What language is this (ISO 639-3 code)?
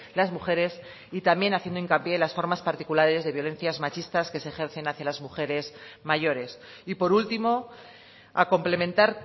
spa